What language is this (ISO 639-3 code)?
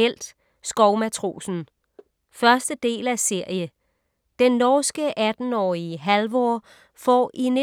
dan